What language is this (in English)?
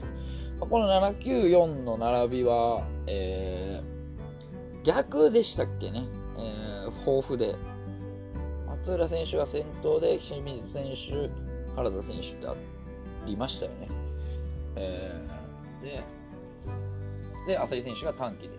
Japanese